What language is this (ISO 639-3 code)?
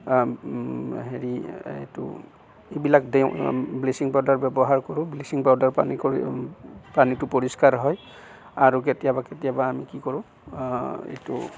asm